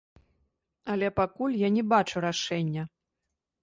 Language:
Belarusian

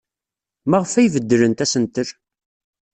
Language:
Kabyle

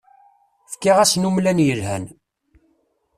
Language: Kabyle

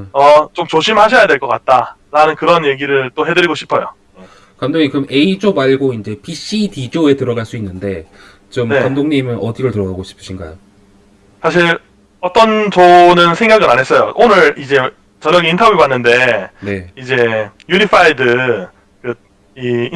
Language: Korean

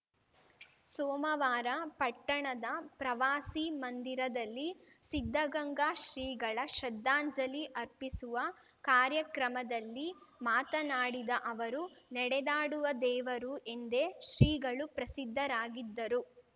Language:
Kannada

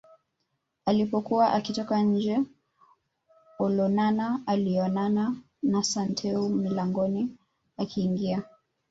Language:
Swahili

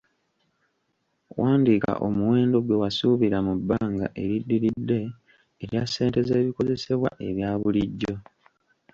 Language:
Ganda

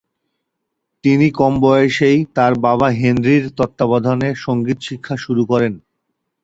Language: Bangla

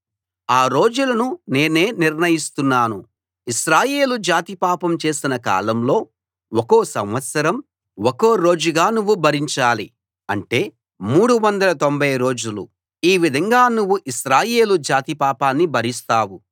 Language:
Telugu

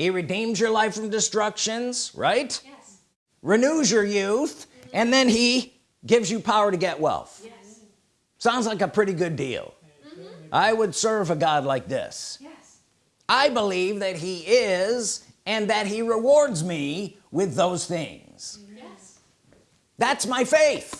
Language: English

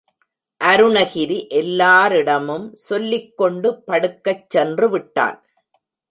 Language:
Tamil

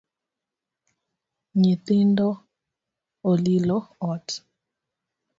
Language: Luo (Kenya and Tanzania)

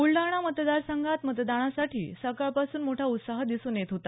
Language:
Marathi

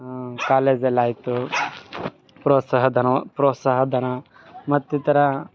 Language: Kannada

